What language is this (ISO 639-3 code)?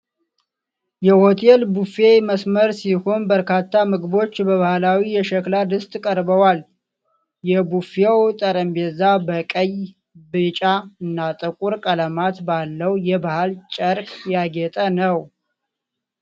amh